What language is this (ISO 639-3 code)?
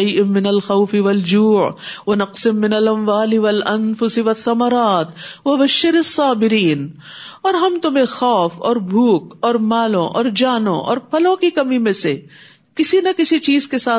urd